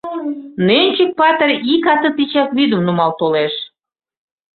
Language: Mari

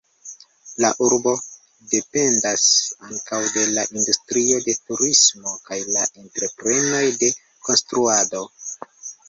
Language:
Esperanto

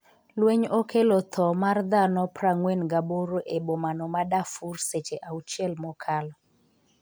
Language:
Luo (Kenya and Tanzania)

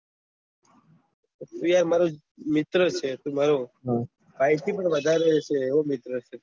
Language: Gujarati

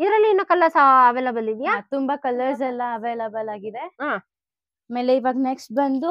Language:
Kannada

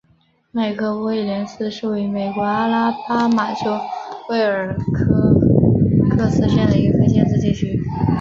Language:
Chinese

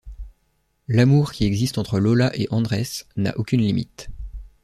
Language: French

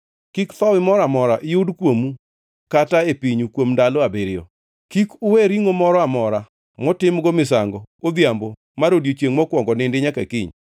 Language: Luo (Kenya and Tanzania)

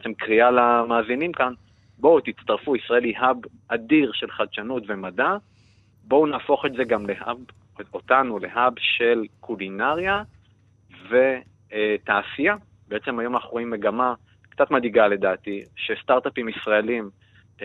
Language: Hebrew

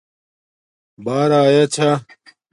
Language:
Domaaki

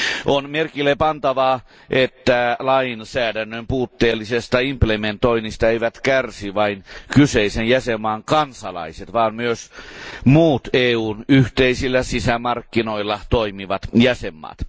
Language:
Finnish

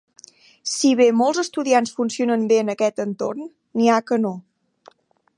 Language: Catalan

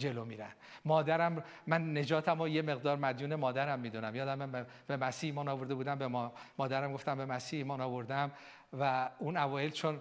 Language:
Persian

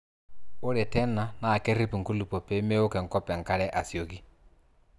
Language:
Masai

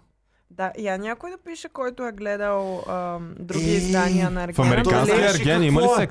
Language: Bulgarian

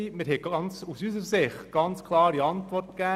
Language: Swiss German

